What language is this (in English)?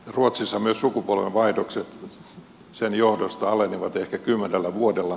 Finnish